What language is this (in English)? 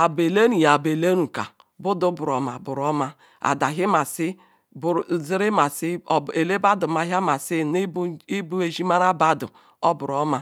Ikwere